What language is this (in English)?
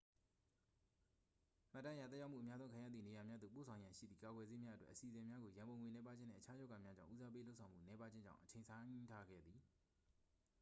Burmese